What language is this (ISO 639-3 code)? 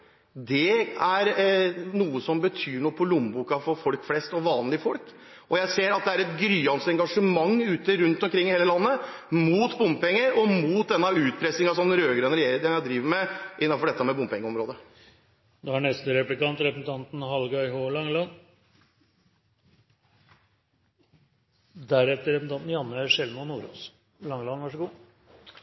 nor